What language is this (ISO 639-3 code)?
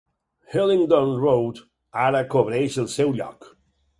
cat